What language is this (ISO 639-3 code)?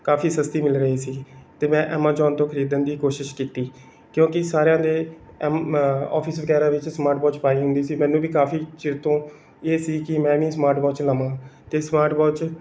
pan